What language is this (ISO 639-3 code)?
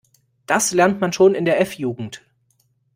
deu